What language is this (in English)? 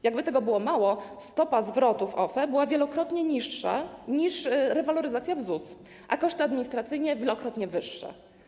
Polish